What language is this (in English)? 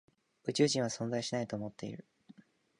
Japanese